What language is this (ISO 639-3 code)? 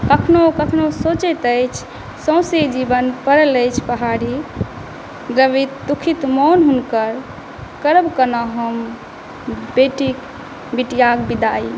mai